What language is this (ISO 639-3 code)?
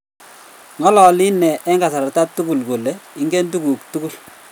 kln